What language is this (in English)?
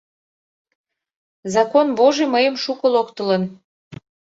Mari